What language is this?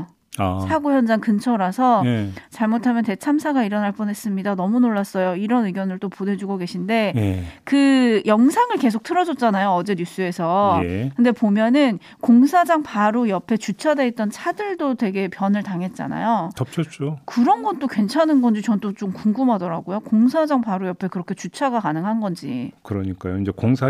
Korean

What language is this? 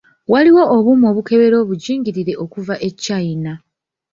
Ganda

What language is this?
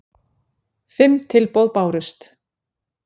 Icelandic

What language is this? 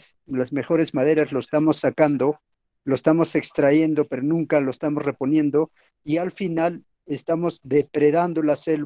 Spanish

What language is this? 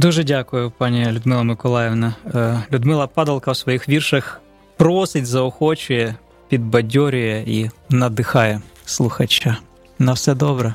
Ukrainian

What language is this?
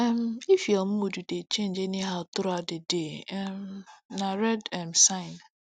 Nigerian Pidgin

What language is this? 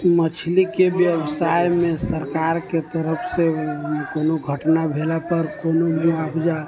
Maithili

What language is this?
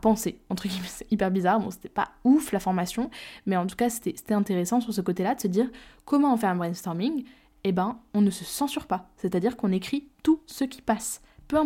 French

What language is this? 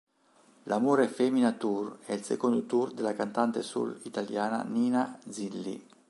Italian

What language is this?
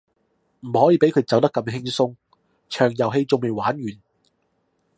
Cantonese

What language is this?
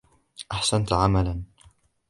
Arabic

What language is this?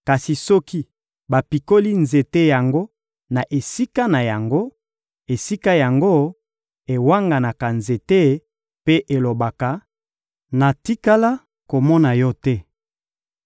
Lingala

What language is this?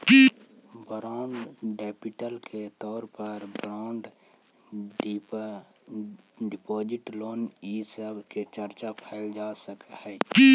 Magahi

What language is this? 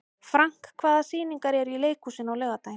Icelandic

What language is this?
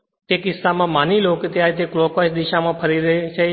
Gujarati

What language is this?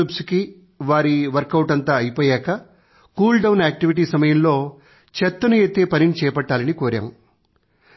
Telugu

